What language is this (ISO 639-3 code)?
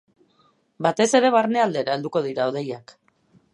eus